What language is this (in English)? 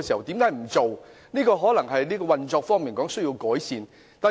Cantonese